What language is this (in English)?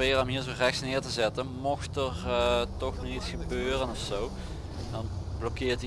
Dutch